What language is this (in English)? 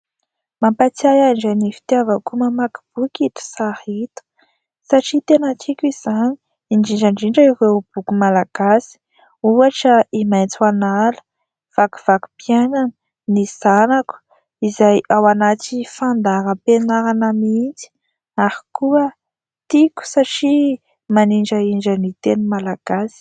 Malagasy